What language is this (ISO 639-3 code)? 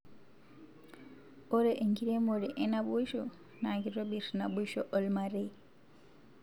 mas